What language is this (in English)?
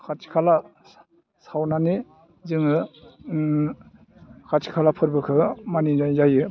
Bodo